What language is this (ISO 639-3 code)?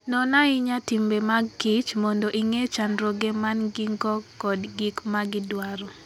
luo